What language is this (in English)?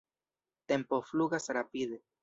Esperanto